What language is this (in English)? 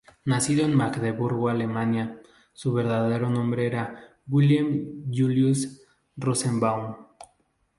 Spanish